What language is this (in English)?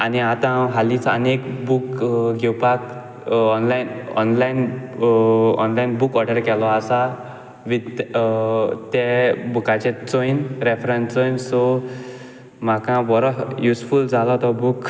Konkani